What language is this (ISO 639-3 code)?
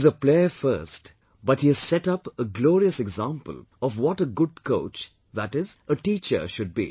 eng